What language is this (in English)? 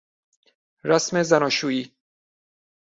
Persian